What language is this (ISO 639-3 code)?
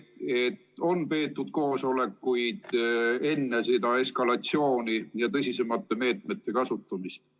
est